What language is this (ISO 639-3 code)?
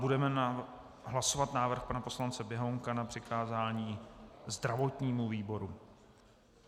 ces